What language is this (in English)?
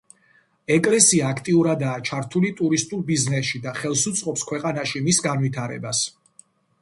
Georgian